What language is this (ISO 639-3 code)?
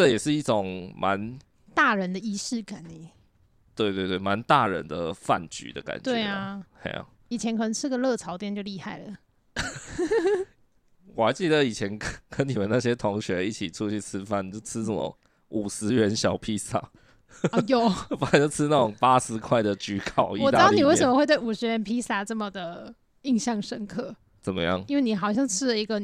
zho